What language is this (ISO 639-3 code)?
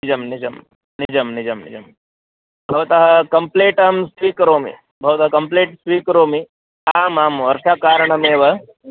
san